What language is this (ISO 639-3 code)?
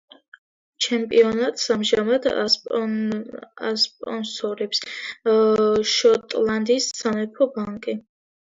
kat